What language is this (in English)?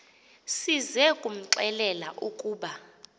Xhosa